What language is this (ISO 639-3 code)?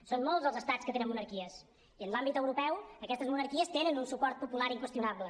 cat